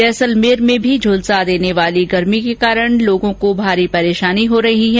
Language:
Hindi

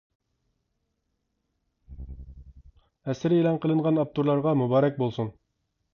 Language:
Uyghur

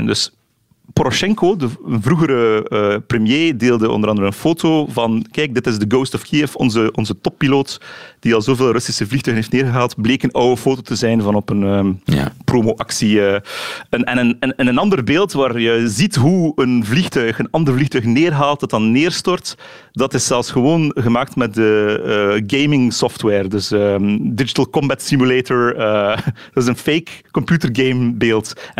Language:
Dutch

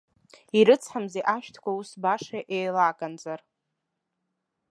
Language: Abkhazian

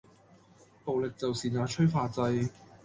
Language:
Cantonese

